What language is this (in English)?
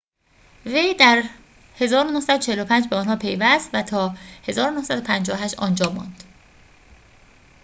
Persian